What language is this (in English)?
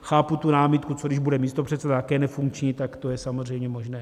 Czech